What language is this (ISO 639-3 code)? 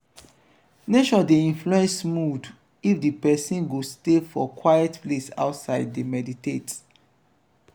pcm